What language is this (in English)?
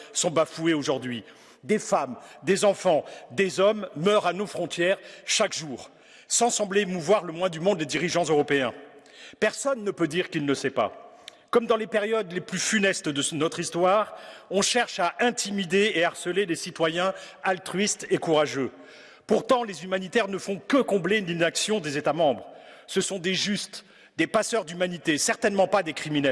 French